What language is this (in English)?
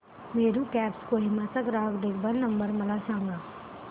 Marathi